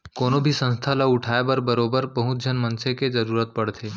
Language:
Chhattisgarhi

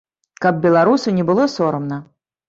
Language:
Belarusian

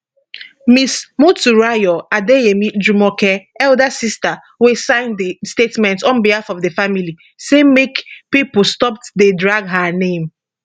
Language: Nigerian Pidgin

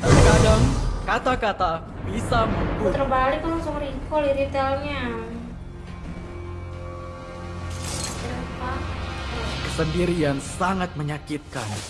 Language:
Indonesian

